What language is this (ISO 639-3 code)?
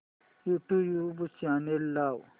mar